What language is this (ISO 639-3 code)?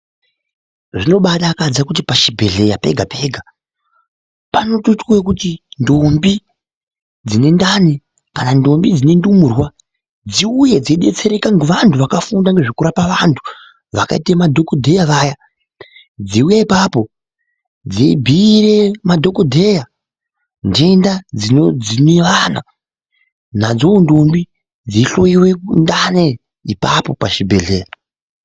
ndc